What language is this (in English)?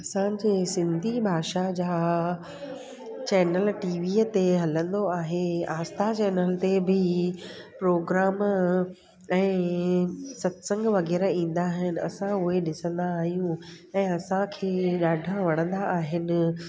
Sindhi